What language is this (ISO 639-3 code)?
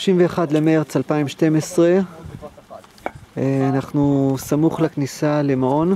heb